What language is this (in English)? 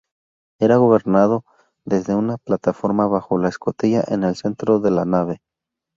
Spanish